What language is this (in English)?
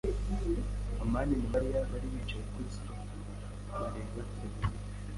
Kinyarwanda